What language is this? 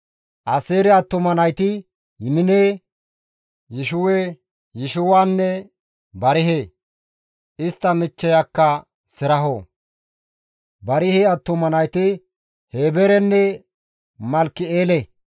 Gamo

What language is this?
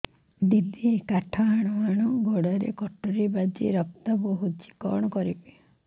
Odia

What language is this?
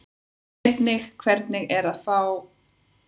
Icelandic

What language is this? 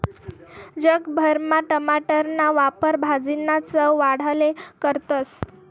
Marathi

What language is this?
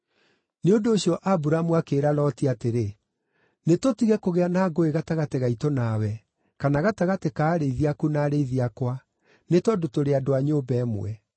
Kikuyu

